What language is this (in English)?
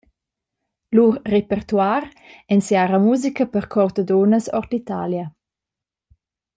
Romansh